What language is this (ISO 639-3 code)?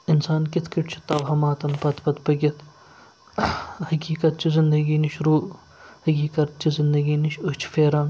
kas